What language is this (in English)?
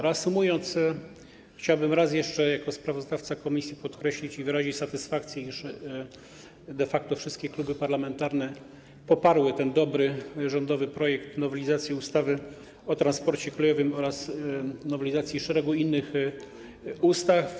Polish